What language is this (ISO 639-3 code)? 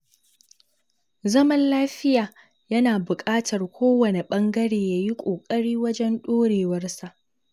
hau